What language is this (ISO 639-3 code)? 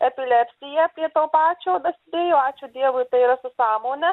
lit